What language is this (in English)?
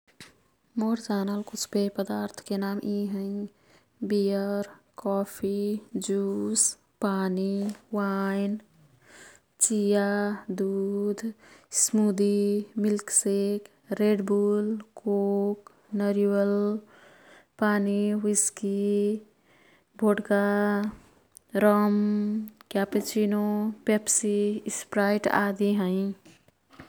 Kathoriya Tharu